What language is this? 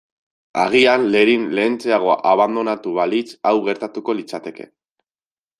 Basque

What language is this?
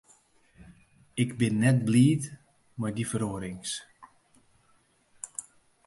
Western Frisian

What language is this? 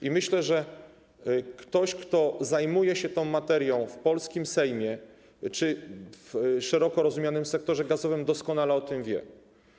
Polish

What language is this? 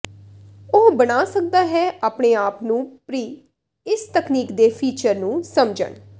Punjabi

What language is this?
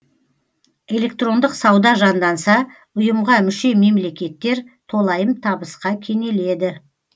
Kazakh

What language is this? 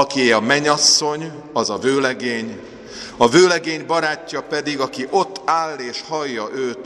Hungarian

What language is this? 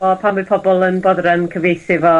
Welsh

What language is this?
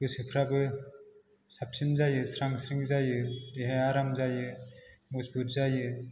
Bodo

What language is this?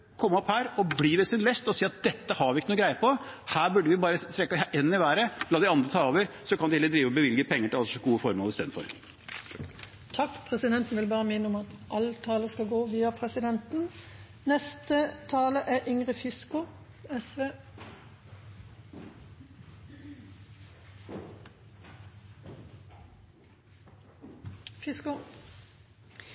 Norwegian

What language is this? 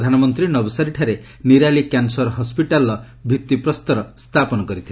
Odia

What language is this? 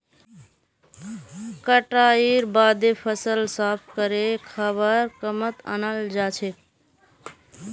Magahi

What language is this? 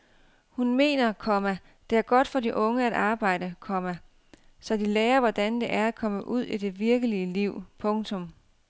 Danish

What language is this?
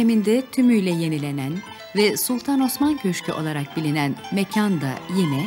Turkish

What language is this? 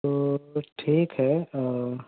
Urdu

